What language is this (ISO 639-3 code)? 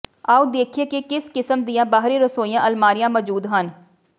pan